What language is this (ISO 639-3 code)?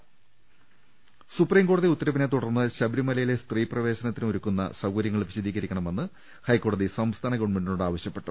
mal